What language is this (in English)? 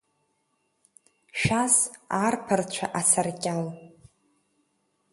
Abkhazian